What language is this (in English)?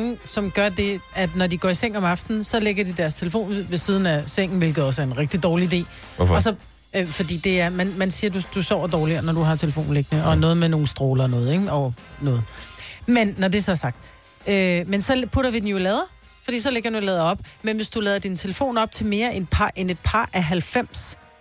Danish